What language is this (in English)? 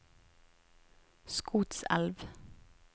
Norwegian